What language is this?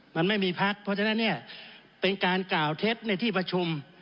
Thai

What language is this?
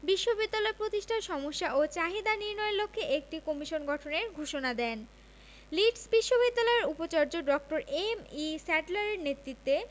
Bangla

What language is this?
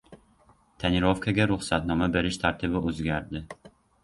Uzbek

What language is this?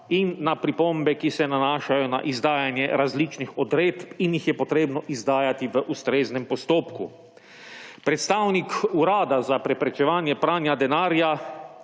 Slovenian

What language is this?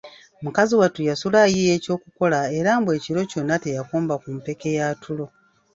Ganda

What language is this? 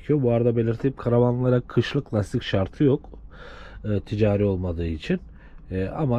Turkish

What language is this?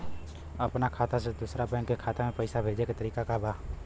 Bhojpuri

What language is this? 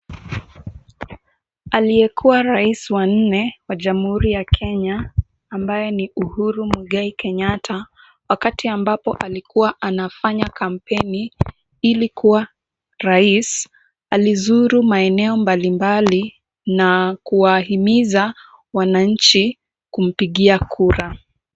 Swahili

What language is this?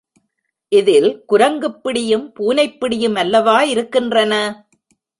Tamil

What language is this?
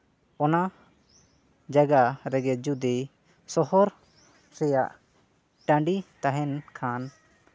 Santali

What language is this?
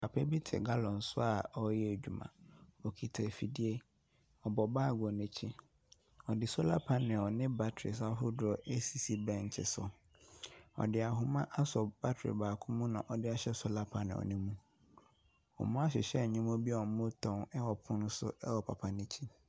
Akan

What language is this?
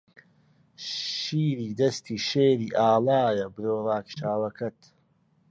Central Kurdish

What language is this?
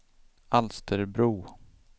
Swedish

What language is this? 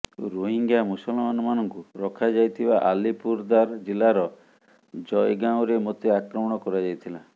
Odia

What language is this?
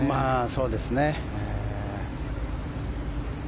Japanese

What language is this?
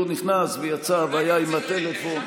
Hebrew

